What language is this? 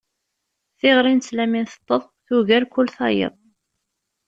Kabyle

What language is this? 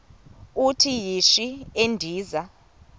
Xhosa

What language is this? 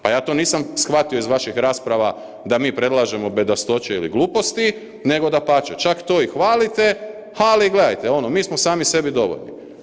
Croatian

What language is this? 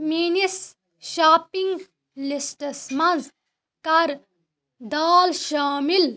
Kashmiri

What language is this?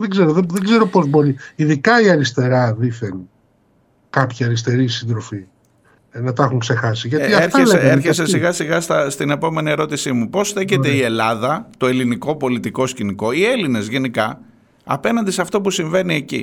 Greek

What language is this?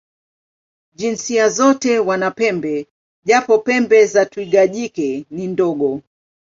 Swahili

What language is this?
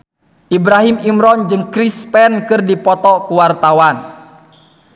Sundanese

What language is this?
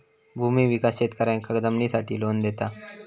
Marathi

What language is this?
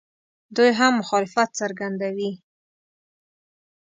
Pashto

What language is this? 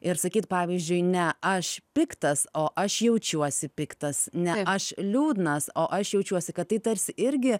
Lithuanian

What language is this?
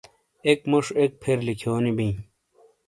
Shina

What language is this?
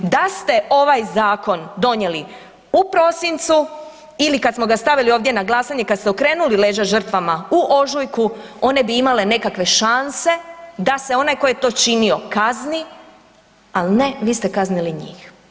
Croatian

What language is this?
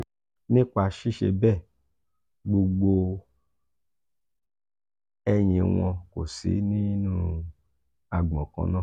Yoruba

